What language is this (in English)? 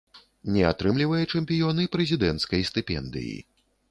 Belarusian